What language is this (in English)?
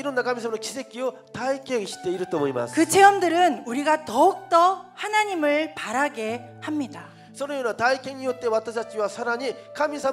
Korean